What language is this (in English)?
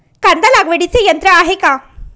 Marathi